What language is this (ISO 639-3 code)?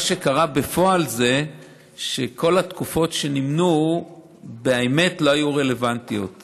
heb